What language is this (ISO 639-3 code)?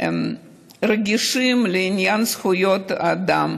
heb